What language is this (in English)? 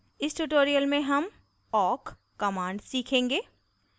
Hindi